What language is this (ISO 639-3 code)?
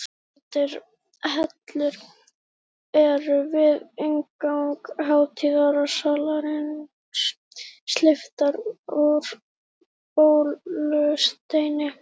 isl